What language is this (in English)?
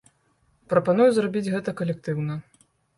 Belarusian